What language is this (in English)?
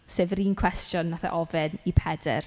Welsh